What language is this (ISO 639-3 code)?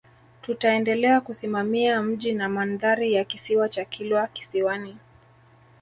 swa